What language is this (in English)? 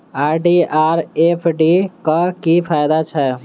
Maithili